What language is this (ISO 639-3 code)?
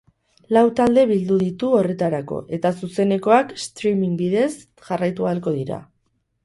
eus